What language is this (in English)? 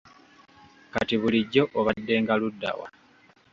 Ganda